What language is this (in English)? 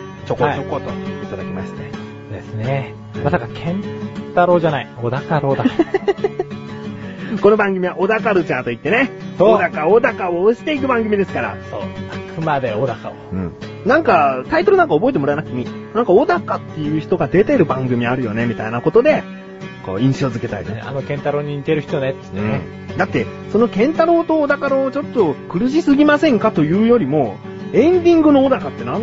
Japanese